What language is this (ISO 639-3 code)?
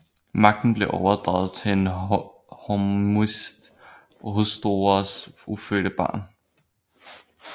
dan